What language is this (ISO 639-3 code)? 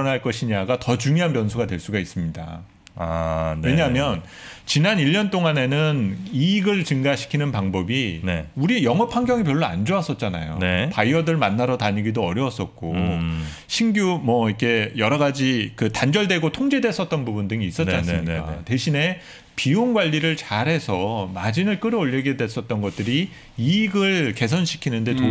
kor